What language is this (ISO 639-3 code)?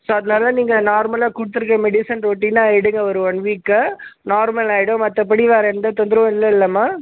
tam